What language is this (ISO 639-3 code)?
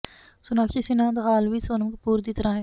pan